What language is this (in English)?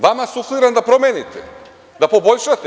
Serbian